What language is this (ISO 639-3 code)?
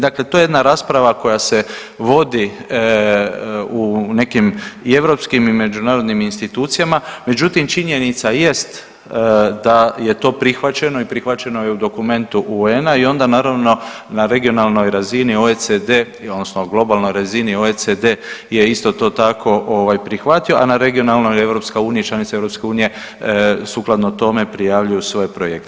hrv